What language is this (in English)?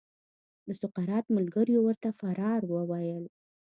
Pashto